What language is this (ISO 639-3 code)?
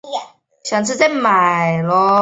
zho